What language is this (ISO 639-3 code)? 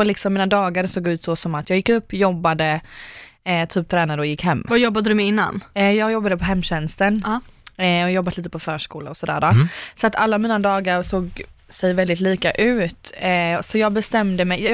swe